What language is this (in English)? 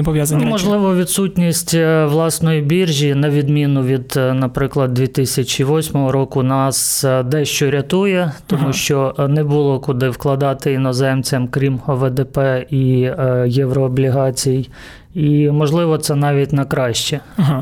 Ukrainian